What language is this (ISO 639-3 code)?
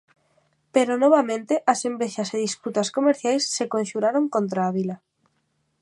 glg